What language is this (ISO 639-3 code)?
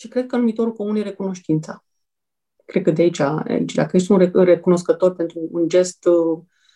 ron